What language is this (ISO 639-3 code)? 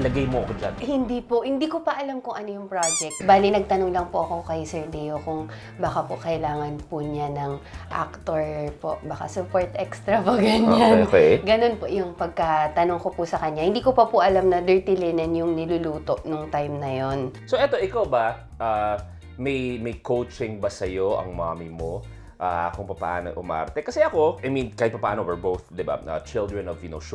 fil